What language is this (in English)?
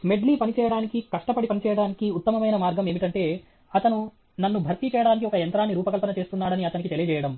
Telugu